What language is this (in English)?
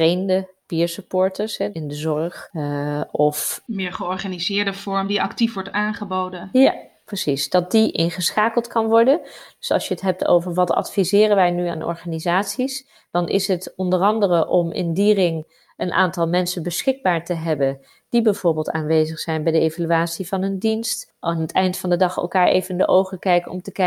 Dutch